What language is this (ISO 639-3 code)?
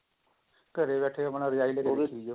pan